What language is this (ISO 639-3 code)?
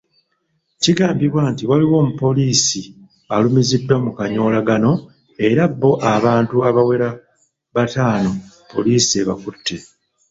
lug